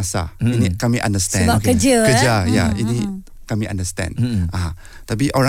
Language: Malay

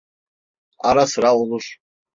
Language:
Turkish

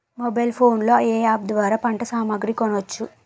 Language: Telugu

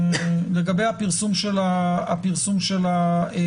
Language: Hebrew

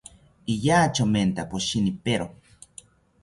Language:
South Ucayali Ashéninka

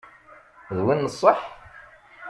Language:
Kabyle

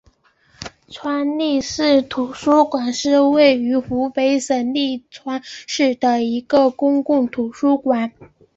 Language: Chinese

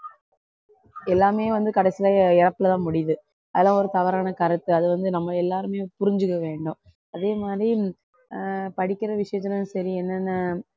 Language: Tamil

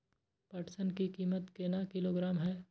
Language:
Maithili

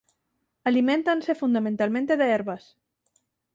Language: Galician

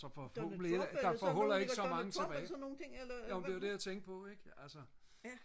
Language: Danish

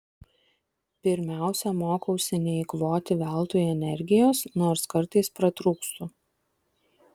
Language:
Lithuanian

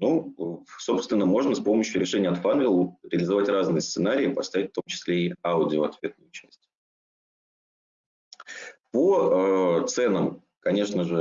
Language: Russian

